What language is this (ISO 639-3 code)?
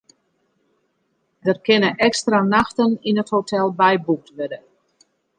fry